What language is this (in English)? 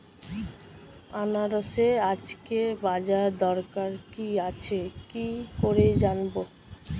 Bangla